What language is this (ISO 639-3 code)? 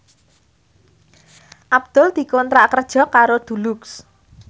jav